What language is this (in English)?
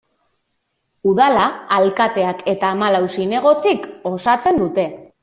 Basque